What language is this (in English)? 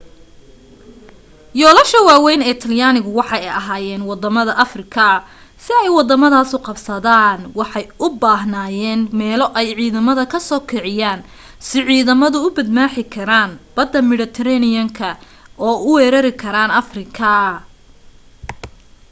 Somali